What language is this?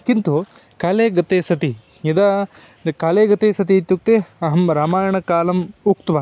Sanskrit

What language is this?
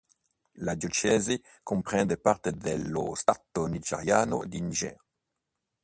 Italian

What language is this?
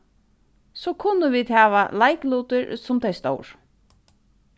Faroese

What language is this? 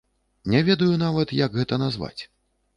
Belarusian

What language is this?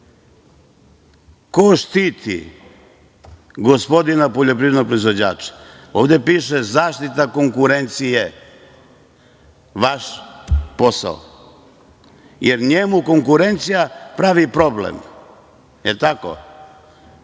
Serbian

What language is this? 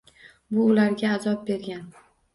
Uzbek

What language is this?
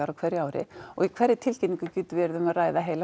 Icelandic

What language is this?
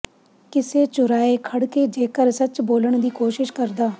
Punjabi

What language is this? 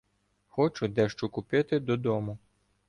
Ukrainian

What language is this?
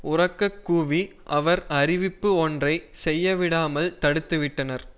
Tamil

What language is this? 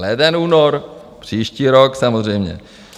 Czech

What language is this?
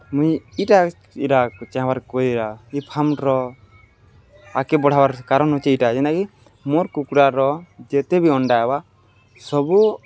Odia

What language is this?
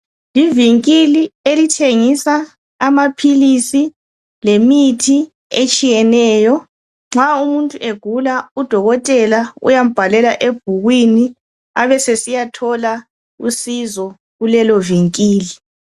North Ndebele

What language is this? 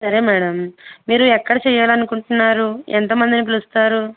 Telugu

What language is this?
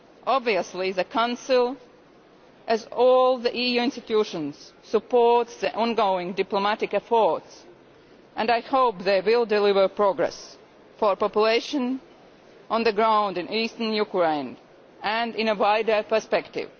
English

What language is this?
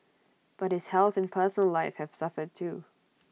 English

